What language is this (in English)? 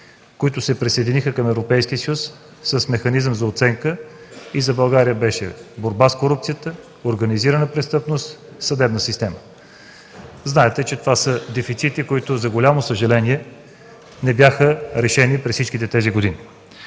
Bulgarian